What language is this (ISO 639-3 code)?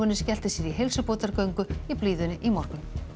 isl